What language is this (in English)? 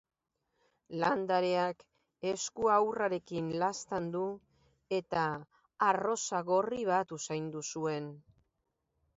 Basque